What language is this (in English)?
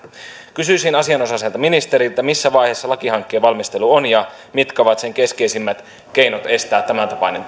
Finnish